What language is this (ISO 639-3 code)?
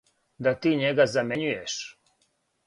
srp